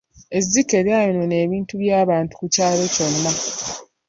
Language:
Ganda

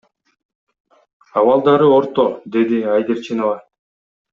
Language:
Kyrgyz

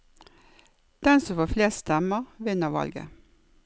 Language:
Norwegian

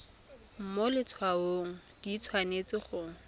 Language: Tswana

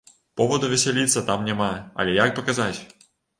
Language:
Belarusian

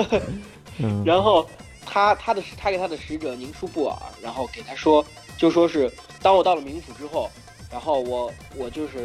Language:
Chinese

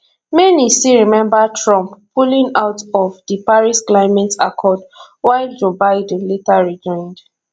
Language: Nigerian Pidgin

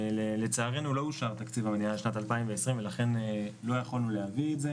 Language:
Hebrew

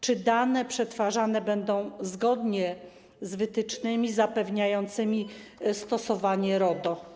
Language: Polish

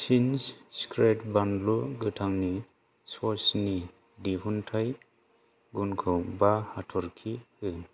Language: Bodo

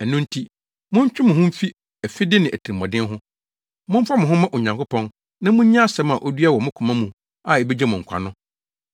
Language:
Akan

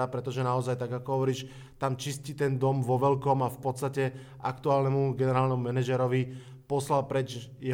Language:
Slovak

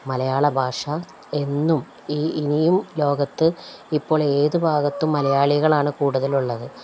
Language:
Malayalam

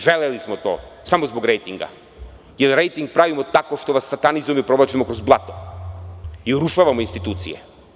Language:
Serbian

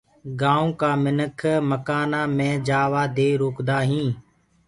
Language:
Gurgula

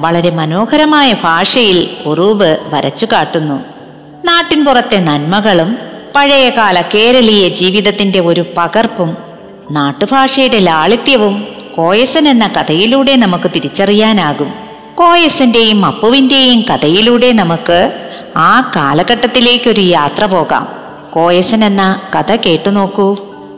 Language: Malayalam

